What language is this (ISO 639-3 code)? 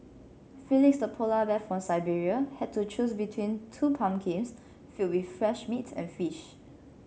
eng